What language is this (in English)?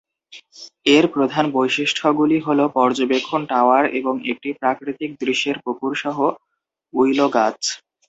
Bangla